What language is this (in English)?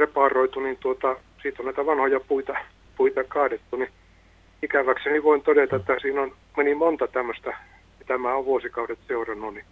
Finnish